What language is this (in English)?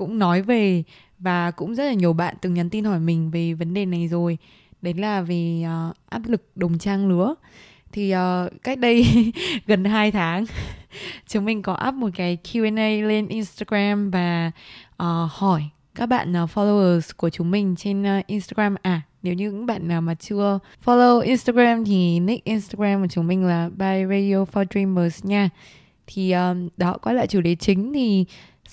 Vietnamese